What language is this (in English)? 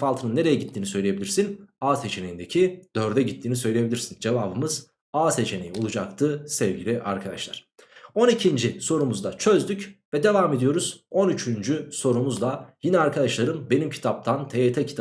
Turkish